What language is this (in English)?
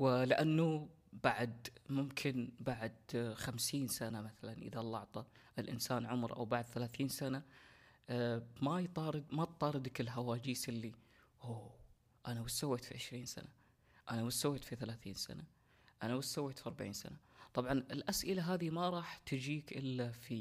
Arabic